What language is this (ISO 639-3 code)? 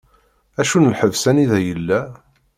kab